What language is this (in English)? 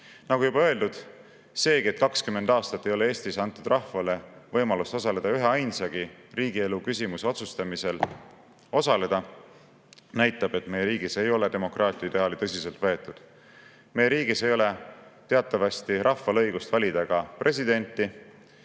Estonian